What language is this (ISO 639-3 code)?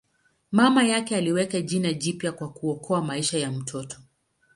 swa